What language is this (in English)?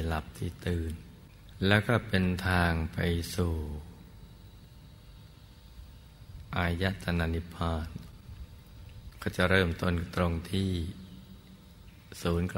Thai